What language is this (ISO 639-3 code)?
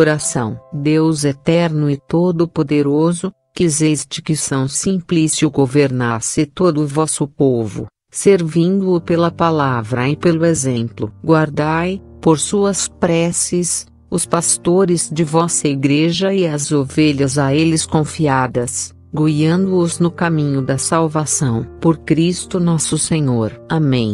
por